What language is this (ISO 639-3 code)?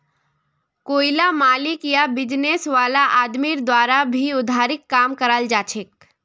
mag